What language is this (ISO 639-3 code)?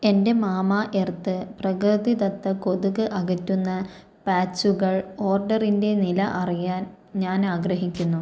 mal